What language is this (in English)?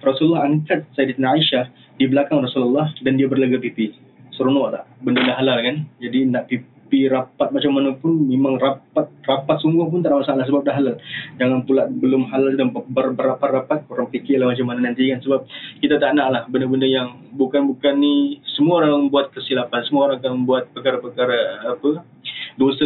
Malay